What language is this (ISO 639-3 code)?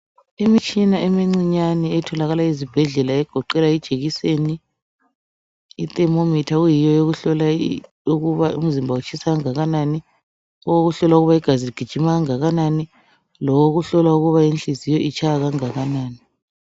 nde